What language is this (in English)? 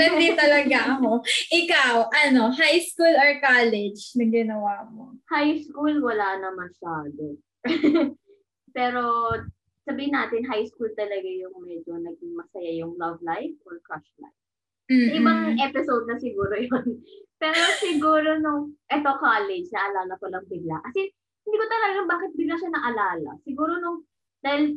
Filipino